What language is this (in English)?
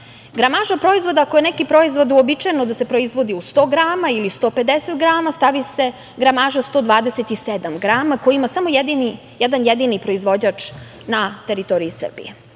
Serbian